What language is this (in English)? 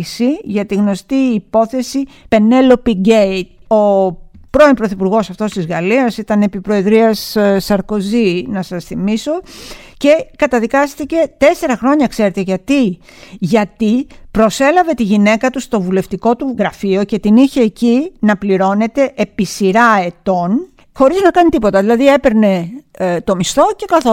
Greek